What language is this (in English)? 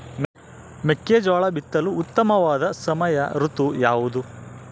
Kannada